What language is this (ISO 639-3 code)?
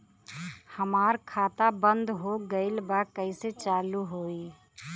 bho